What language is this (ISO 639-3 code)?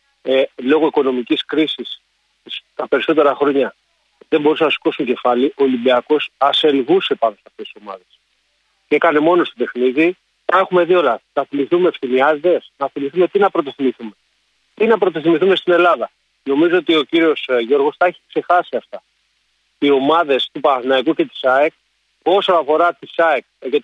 ell